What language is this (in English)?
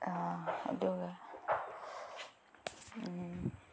Manipuri